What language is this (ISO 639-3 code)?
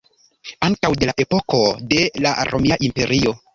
epo